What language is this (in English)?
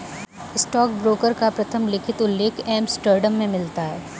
Hindi